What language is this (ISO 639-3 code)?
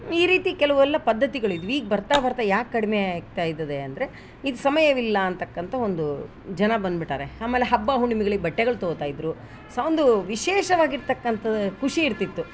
kan